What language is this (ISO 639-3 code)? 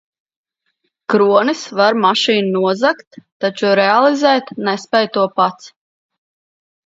lav